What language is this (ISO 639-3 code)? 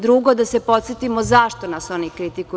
srp